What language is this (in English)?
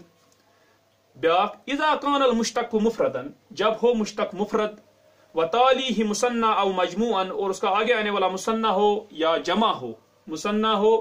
Turkish